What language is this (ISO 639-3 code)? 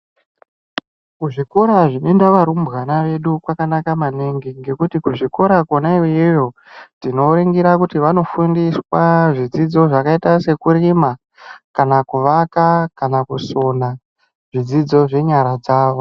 ndc